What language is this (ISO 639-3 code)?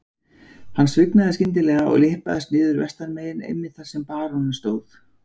isl